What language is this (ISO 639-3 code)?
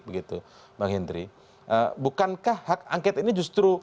ind